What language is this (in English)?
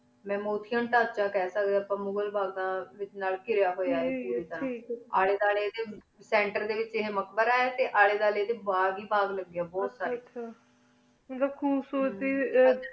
Punjabi